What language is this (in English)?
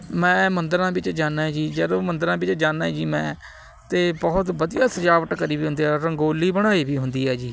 Punjabi